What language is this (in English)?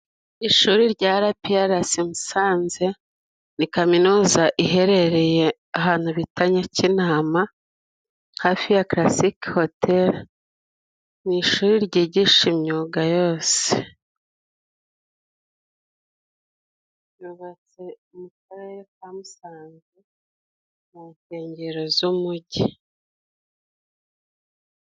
Kinyarwanda